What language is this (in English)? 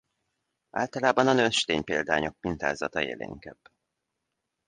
Hungarian